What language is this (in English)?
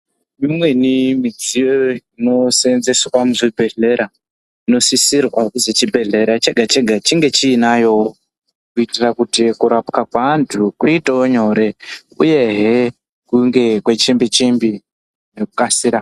Ndau